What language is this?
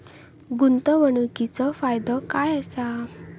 Marathi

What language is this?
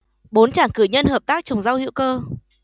Vietnamese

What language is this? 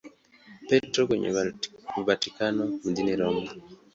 Swahili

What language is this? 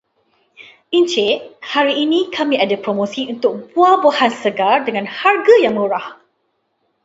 Malay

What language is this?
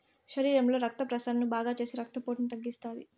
Telugu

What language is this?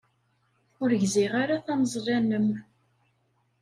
Kabyle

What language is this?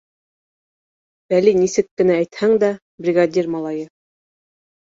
Bashkir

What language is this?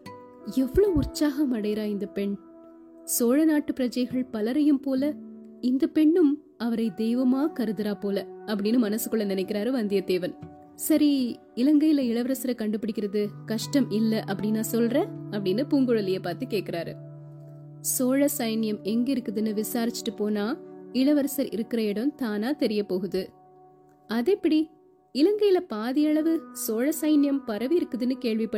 Tamil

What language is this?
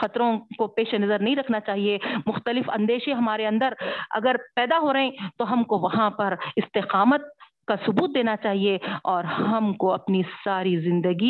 Urdu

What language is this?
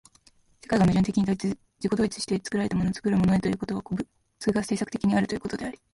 Japanese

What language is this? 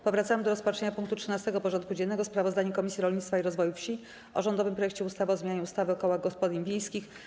Polish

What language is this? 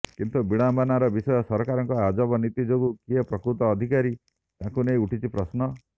Odia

